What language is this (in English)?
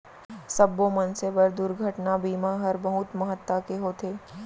Chhattisgarhi